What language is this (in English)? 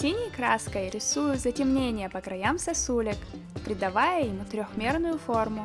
Russian